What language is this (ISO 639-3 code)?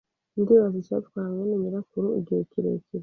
kin